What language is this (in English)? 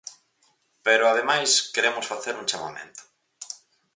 Galician